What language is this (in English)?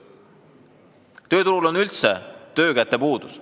Estonian